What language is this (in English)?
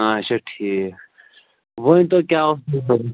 Kashmiri